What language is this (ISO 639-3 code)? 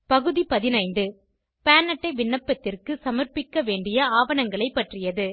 tam